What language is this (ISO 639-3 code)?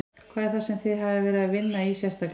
isl